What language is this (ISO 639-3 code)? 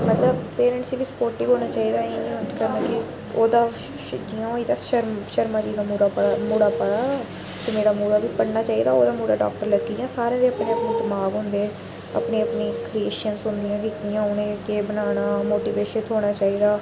doi